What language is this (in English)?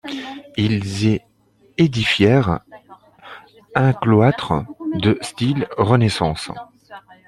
French